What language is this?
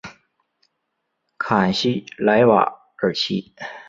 Chinese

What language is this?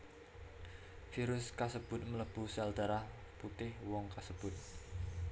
Javanese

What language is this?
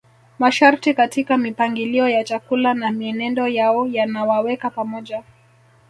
Swahili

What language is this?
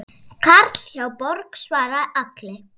Icelandic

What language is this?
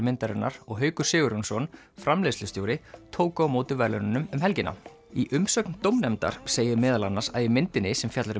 Icelandic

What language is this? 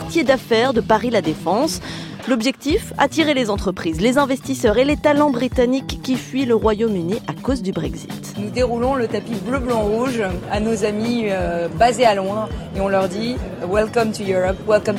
French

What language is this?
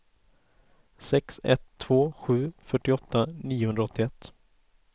Swedish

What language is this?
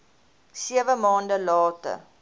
Afrikaans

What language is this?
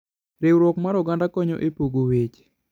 Luo (Kenya and Tanzania)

